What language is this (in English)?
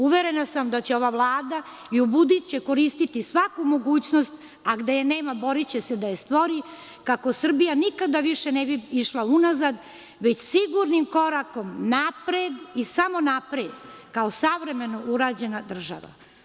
Serbian